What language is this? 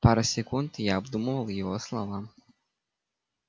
Russian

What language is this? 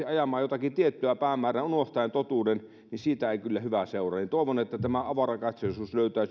Finnish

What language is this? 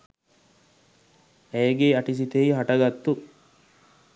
Sinhala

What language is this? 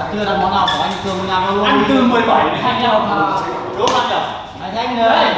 Vietnamese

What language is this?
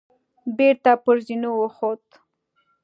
Pashto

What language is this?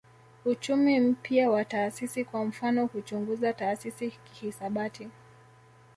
Swahili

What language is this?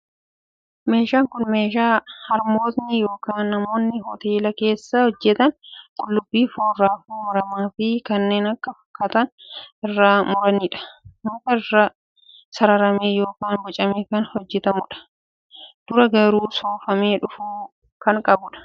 Oromo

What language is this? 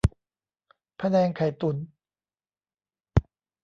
Thai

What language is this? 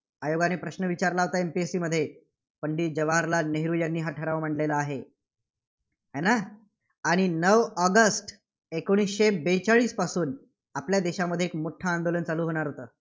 Marathi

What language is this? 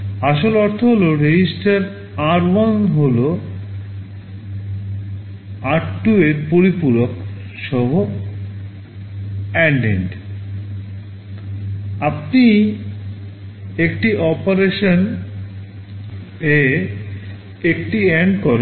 Bangla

